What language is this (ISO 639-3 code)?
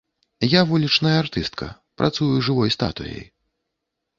bel